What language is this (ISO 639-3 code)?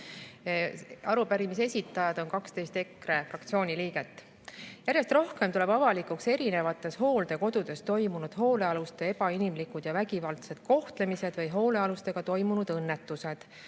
est